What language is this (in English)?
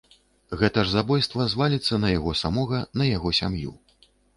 Belarusian